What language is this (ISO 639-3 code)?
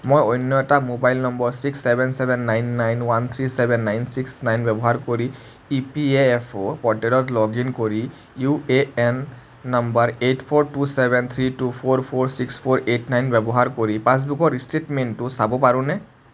asm